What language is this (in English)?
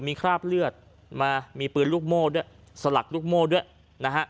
Thai